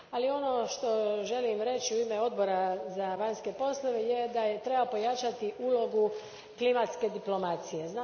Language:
Croatian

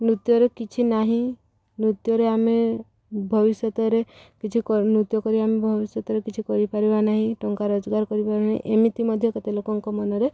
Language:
Odia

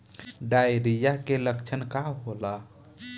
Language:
Bhojpuri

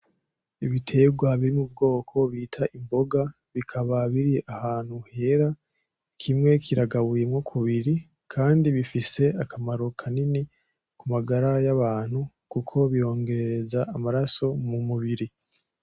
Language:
Rundi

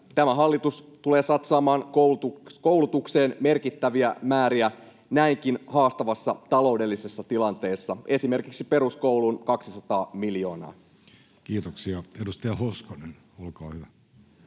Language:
Finnish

